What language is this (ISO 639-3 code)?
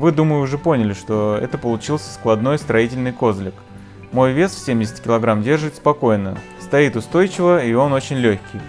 rus